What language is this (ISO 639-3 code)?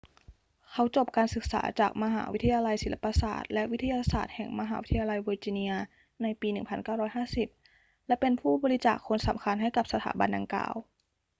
tha